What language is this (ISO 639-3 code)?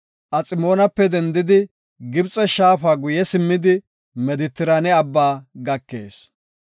gof